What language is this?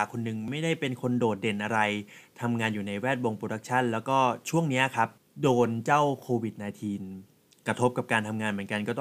Thai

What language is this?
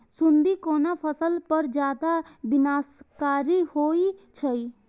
Maithili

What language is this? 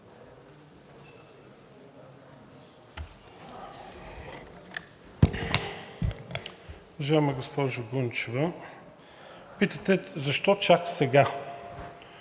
Bulgarian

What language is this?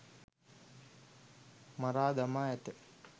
Sinhala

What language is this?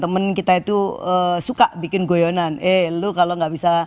Indonesian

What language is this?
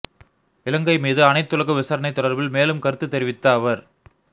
Tamil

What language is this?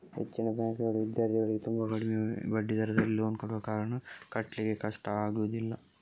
Kannada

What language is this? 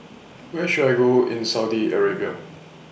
English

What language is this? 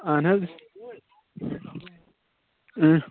Kashmiri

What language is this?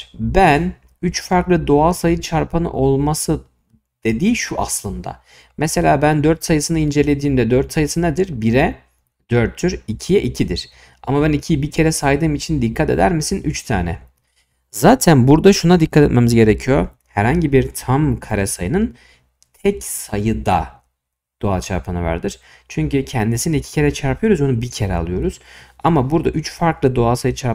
Turkish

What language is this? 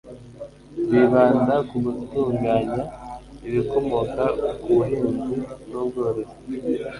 Kinyarwanda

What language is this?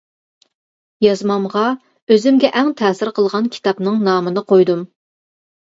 Uyghur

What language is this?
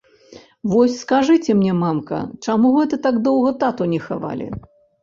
Belarusian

